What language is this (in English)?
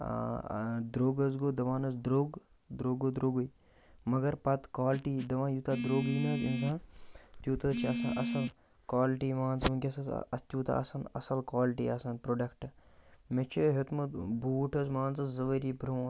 Kashmiri